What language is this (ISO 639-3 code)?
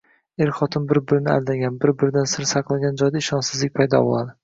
uzb